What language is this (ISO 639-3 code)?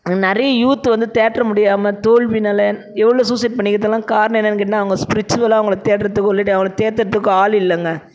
tam